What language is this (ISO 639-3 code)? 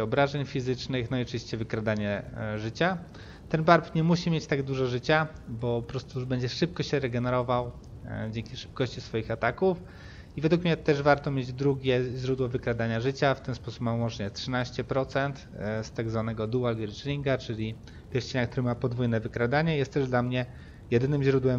pol